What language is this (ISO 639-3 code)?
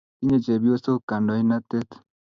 kln